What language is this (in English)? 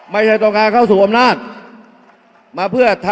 Thai